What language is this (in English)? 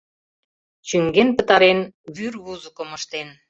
Mari